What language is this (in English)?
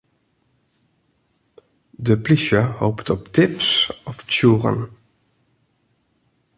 Western Frisian